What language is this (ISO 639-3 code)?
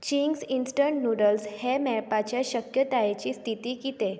kok